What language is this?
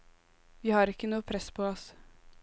Norwegian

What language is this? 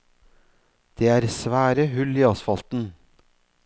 Norwegian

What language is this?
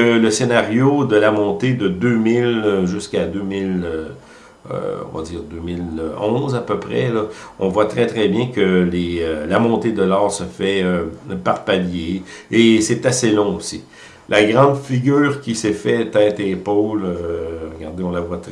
French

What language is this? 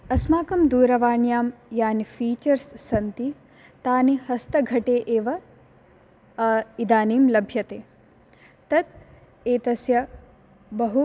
Sanskrit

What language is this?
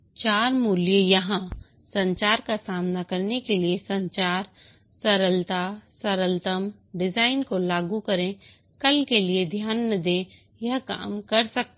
Hindi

